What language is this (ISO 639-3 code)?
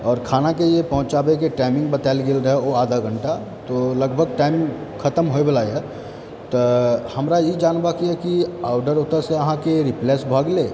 mai